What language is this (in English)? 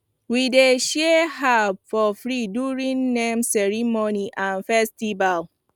Nigerian Pidgin